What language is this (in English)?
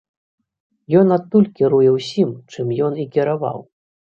Belarusian